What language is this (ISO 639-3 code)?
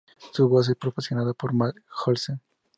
spa